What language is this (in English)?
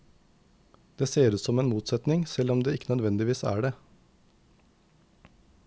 Norwegian